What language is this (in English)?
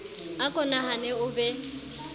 Southern Sotho